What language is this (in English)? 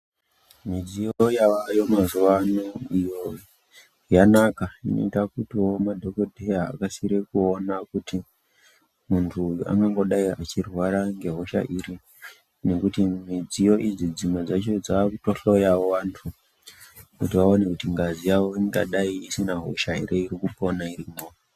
Ndau